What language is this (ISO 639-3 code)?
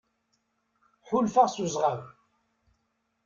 kab